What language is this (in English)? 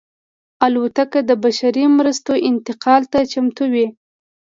Pashto